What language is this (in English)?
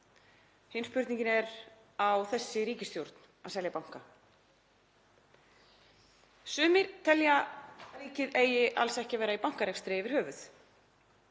Icelandic